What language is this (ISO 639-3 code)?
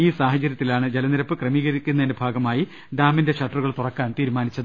mal